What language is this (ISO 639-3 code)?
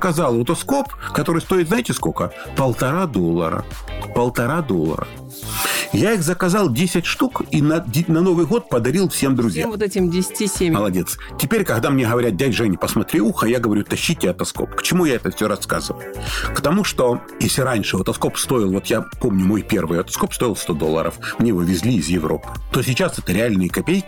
rus